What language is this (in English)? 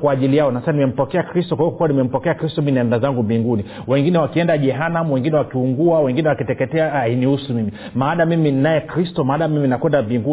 Swahili